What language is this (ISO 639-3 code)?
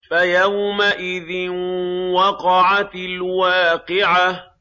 ara